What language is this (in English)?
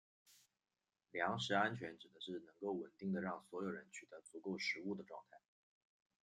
Chinese